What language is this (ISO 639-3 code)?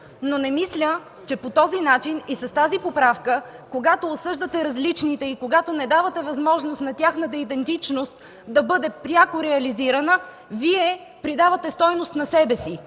bul